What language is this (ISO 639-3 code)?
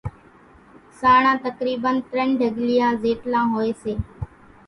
gjk